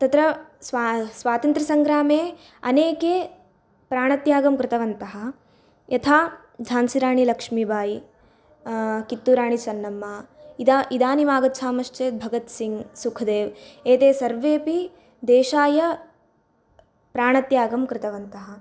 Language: Sanskrit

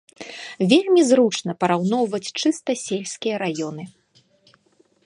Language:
Belarusian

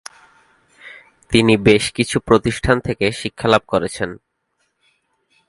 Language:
Bangla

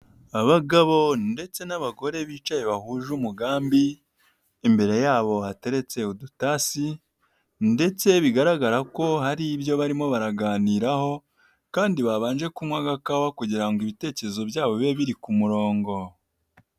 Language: Kinyarwanda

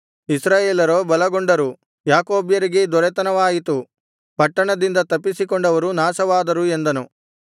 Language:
Kannada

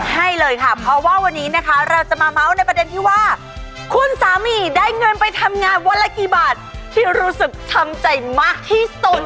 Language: Thai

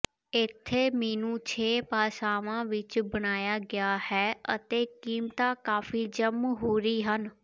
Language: Punjabi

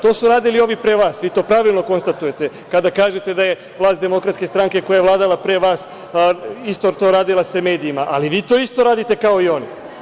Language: Serbian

